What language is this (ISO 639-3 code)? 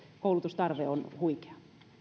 fin